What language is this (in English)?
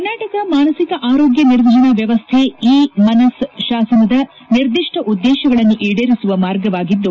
Kannada